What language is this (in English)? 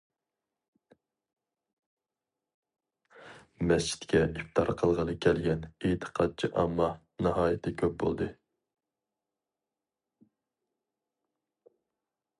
Uyghur